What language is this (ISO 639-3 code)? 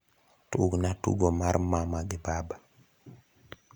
luo